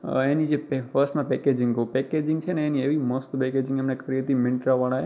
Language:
Gujarati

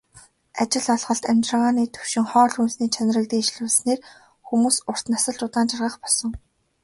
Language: Mongolian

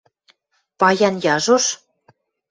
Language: Western Mari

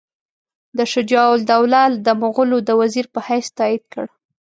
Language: Pashto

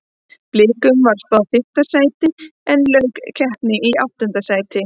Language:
Icelandic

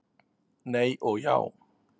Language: Icelandic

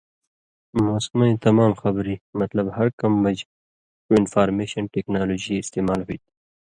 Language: Indus Kohistani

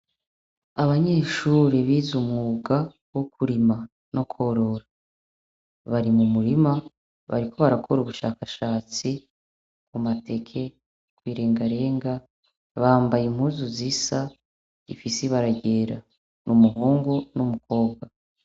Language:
Rundi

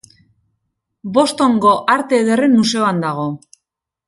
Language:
Basque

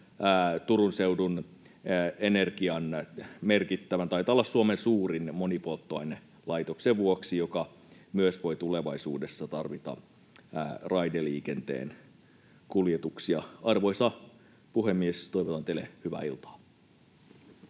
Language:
Finnish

